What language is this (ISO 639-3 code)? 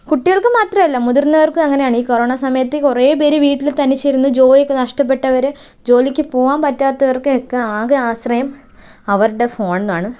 mal